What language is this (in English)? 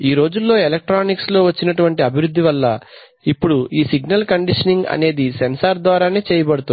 Telugu